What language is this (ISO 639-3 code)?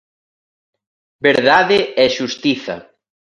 glg